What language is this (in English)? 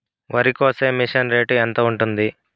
Telugu